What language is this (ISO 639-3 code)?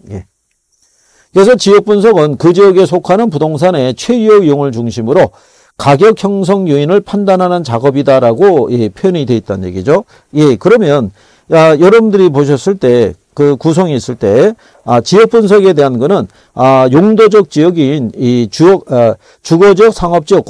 kor